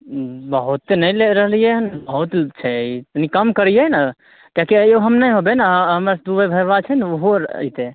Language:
Maithili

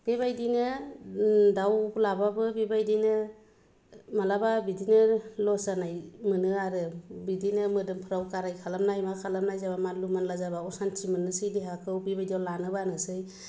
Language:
Bodo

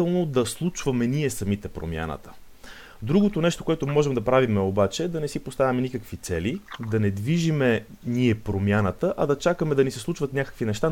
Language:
Bulgarian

